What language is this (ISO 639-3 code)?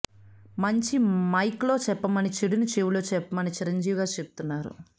tel